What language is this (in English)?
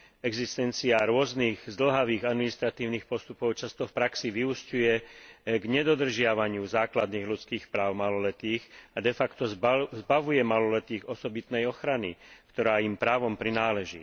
Slovak